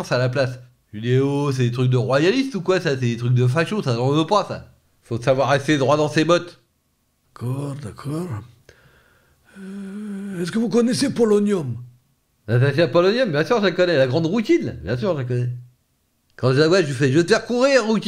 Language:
French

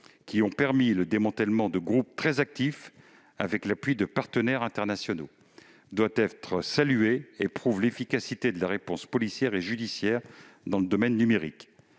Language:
French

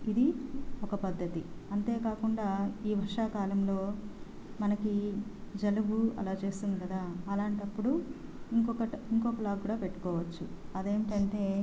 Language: Telugu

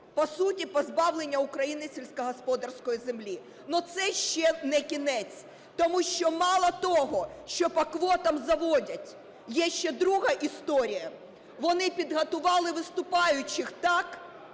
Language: Ukrainian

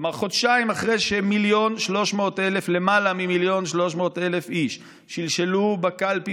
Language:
Hebrew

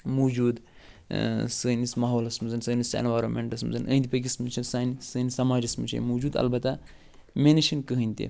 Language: Kashmiri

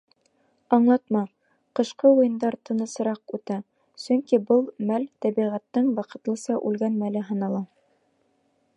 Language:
Bashkir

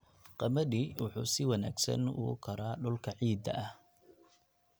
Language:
Somali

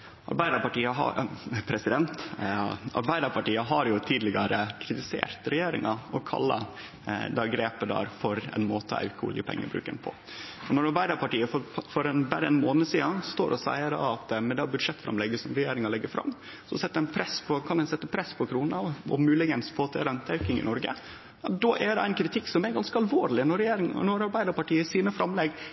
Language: Norwegian Nynorsk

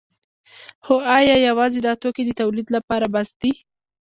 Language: Pashto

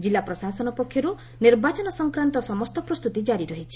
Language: Odia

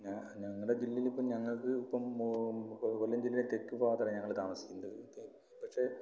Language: Malayalam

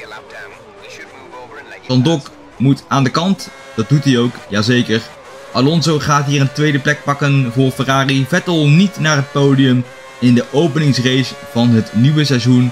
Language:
Dutch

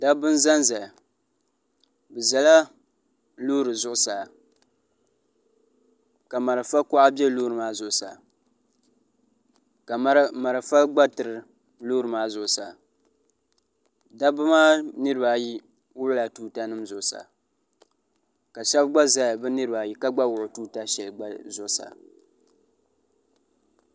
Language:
Dagbani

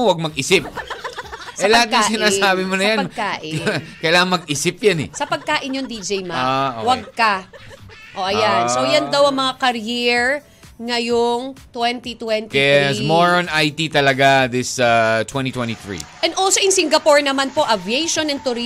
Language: Filipino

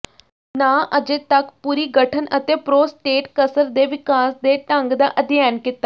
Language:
Punjabi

